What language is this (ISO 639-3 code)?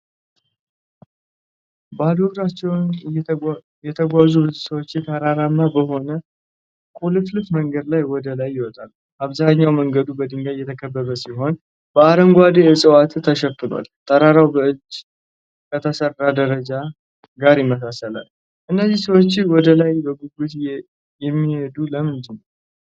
amh